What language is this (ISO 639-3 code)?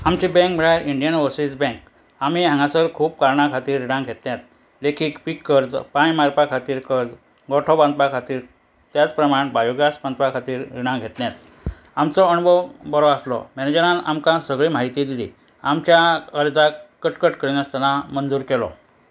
kok